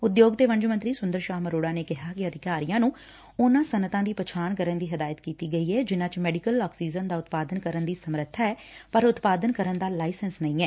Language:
Punjabi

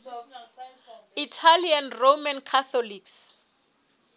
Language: Southern Sotho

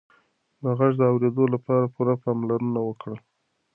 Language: Pashto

